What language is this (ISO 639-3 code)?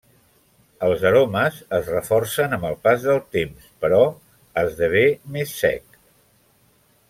cat